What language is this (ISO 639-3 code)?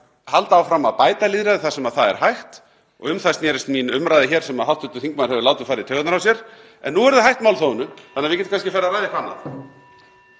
isl